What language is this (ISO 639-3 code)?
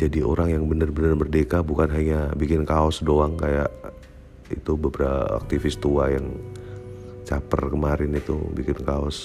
ind